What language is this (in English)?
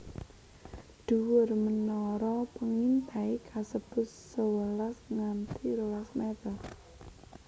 Javanese